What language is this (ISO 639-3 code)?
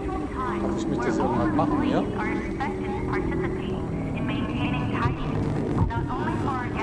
deu